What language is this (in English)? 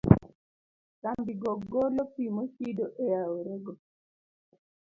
Luo (Kenya and Tanzania)